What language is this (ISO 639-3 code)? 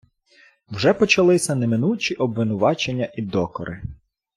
ukr